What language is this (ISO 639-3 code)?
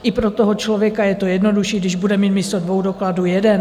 ces